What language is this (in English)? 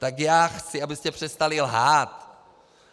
Czech